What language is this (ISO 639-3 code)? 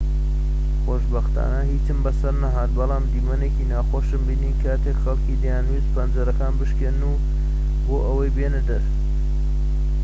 ckb